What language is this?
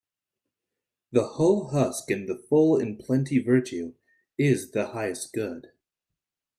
English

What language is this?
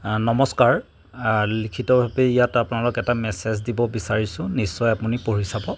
Assamese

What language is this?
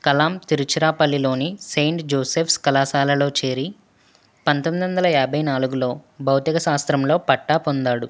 Telugu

